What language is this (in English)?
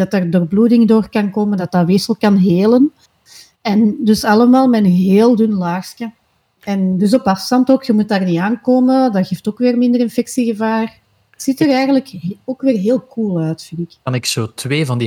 Dutch